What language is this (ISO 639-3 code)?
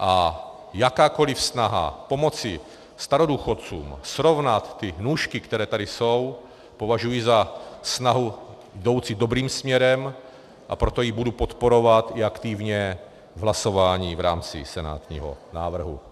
ces